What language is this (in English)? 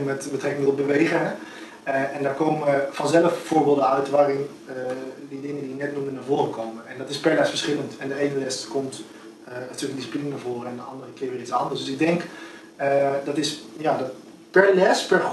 Dutch